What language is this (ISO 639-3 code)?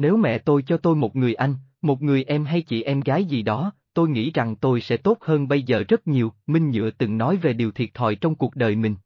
vie